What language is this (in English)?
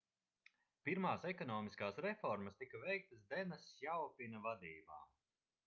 Latvian